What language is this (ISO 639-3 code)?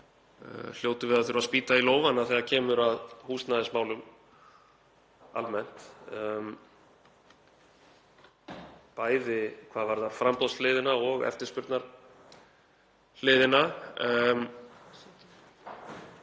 isl